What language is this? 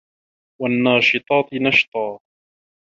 Arabic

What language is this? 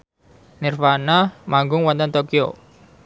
Javanese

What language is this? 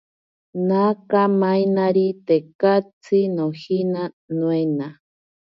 Ashéninka Perené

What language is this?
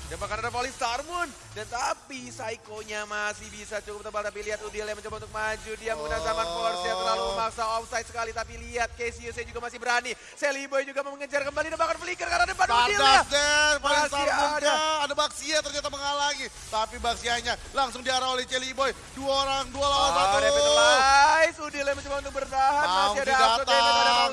Indonesian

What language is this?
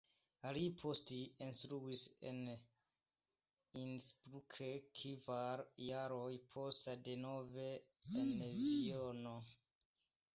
Esperanto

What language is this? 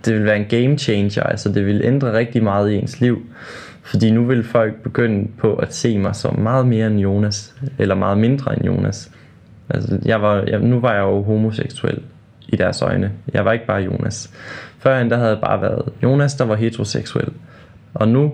Danish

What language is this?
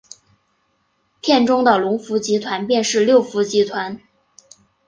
Chinese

